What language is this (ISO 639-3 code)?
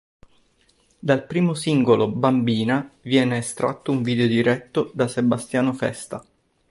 ita